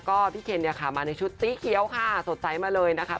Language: Thai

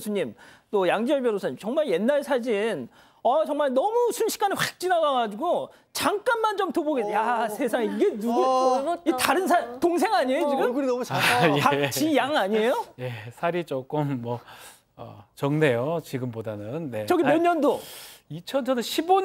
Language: Korean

